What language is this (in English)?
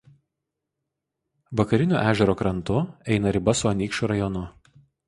Lithuanian